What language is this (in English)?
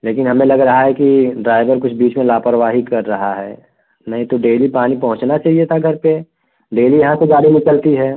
Hindi